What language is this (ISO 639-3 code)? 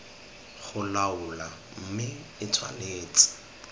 tsn